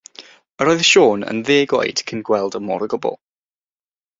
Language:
Welsh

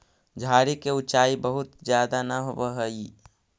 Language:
Magahi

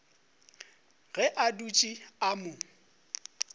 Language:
Northern Sotho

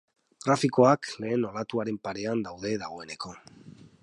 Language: Basque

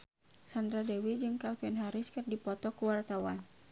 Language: Sundanese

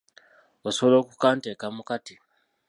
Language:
Ganda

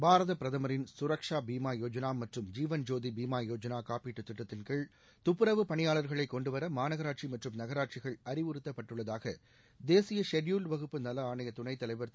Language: Tamil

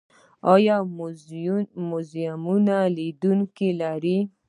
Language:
Pashto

